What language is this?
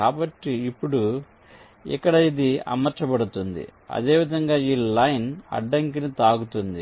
Telugu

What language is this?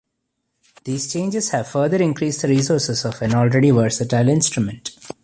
English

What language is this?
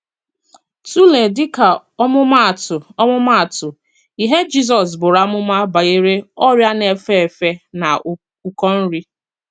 Igbo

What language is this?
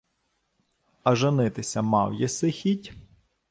Ukrainian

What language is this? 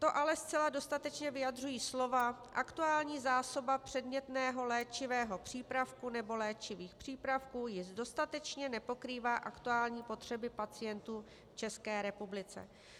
Czech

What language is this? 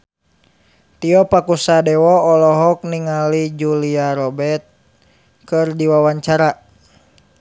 Sundanese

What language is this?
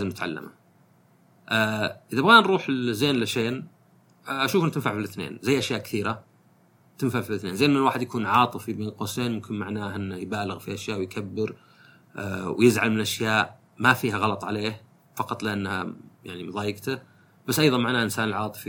Arabic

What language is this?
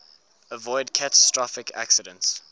English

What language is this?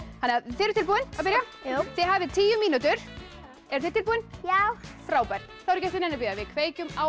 Icelandic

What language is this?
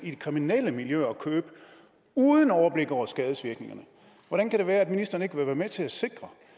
Danish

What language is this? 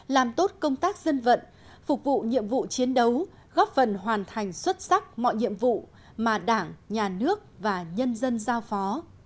Vietnamese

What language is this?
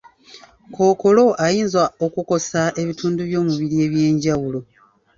Ganda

